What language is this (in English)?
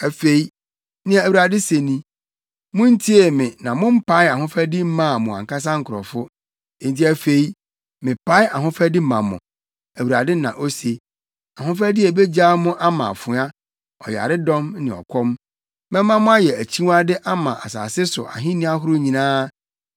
Akan